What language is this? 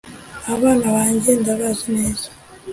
Kinyarwanda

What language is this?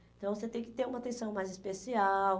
Portuguese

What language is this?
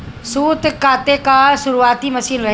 Bhojpuri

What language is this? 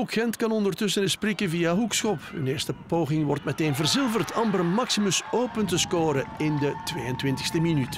Dutch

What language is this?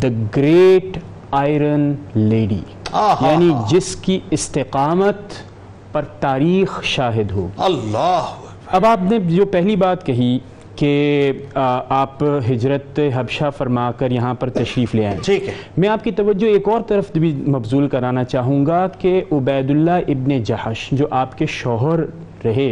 Urdu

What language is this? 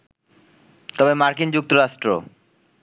Bangla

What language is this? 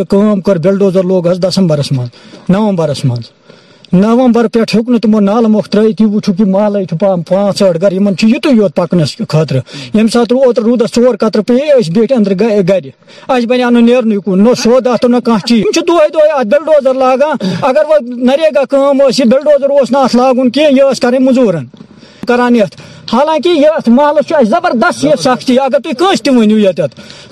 Urdu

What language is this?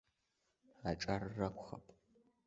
Abkhazian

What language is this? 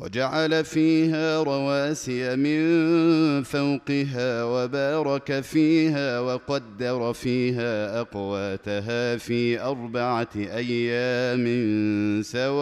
Arabic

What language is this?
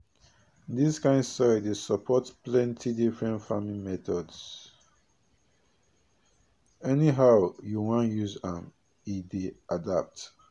Nigerian Pidgin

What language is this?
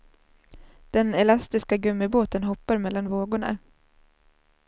Swedish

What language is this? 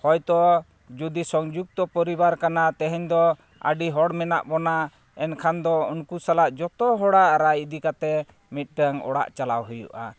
Santali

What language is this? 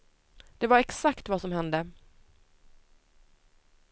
Swedish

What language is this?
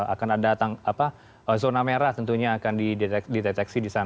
Indonesian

